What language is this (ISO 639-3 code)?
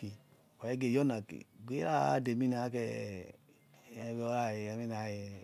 ets